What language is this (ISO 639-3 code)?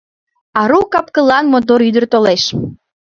chm